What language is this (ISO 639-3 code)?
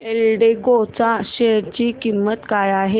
mar